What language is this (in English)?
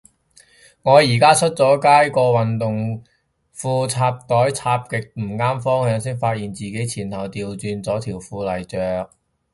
Cantonese